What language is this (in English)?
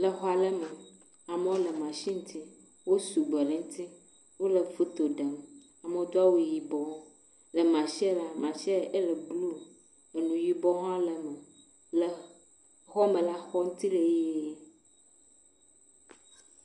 Ewe